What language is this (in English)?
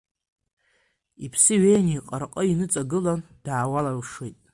Abkhazian